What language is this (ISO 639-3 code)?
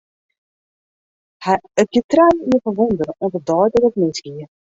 fry